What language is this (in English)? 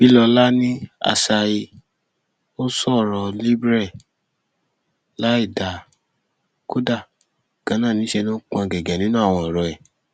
Yoruba